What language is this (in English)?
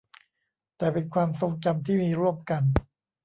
Thai